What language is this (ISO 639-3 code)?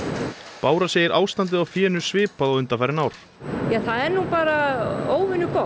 isl